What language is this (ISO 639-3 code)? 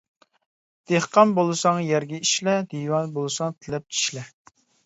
uig